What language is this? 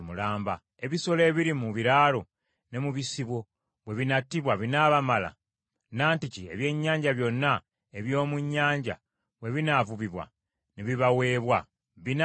Ganda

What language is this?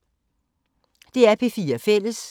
Danish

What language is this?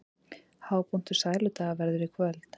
Icelandic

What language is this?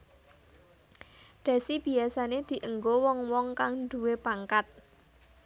Javanese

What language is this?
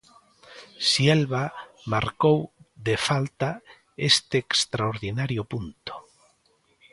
Galician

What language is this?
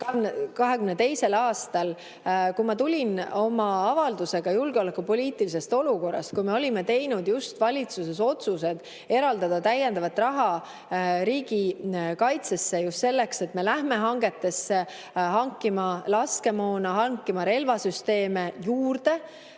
Estonian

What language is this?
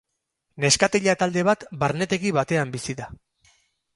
Basque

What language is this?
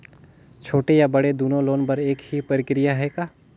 Chhattisgarhi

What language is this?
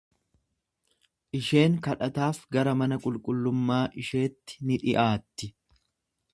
Oromo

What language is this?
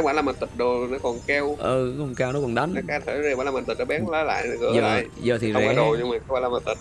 Vietnamese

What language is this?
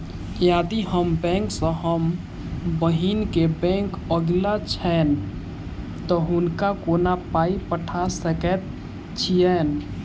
Maithili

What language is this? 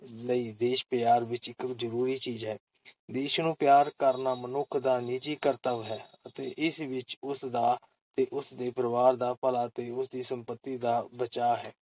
Punjabi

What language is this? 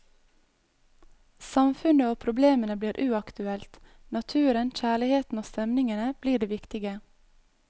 Norwegian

